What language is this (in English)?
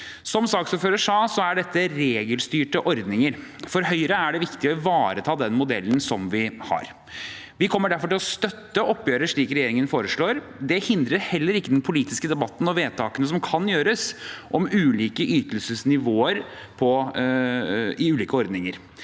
Norwegian